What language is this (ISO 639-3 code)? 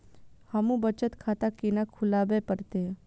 mai